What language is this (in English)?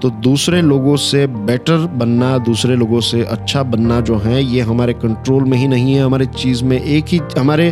Hindi